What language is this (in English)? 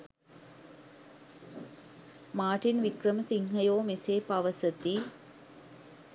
Sinhala